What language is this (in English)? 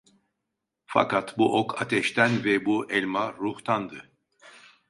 Turkish